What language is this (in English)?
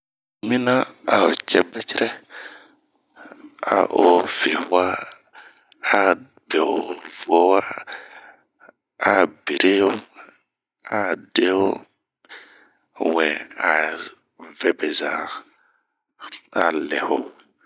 Bomu